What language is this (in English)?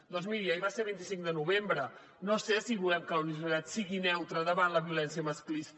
Catalan